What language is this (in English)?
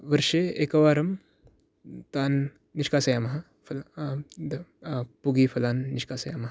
Sanskrit